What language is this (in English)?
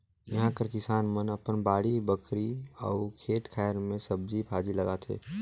Chhattisgarhi